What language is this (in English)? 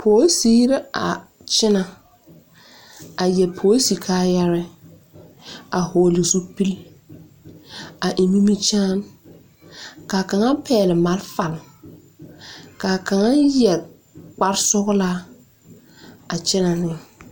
Southern Dagaare